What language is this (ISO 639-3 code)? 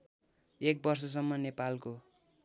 nep